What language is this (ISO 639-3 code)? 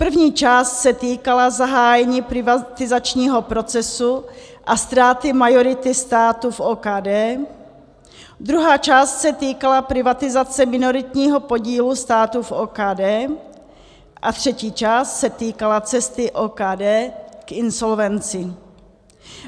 ces